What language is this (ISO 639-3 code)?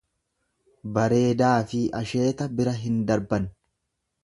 orm